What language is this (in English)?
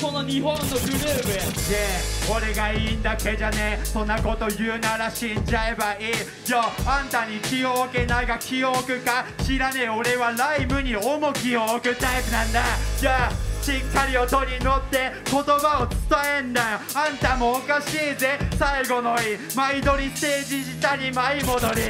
Japanese